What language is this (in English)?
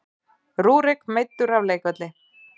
Icelandic